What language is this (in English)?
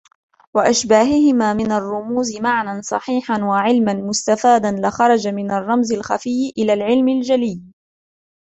Arabic